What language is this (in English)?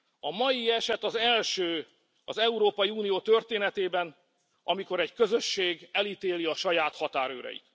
Hungarian